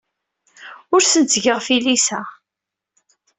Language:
Kabyle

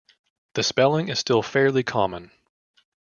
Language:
English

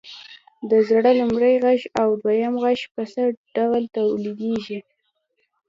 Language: Pashto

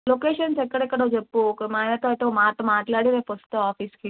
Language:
Telugu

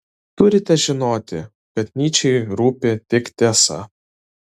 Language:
Lithuanian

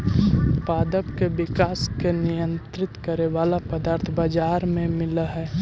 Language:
Magahi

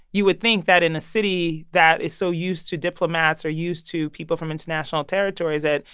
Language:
English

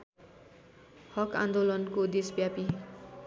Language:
Nepali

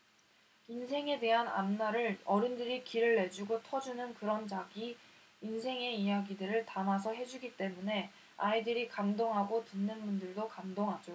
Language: Korean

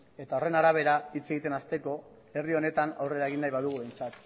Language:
Basque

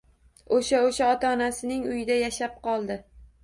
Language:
Uzbek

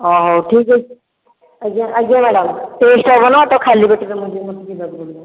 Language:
Odia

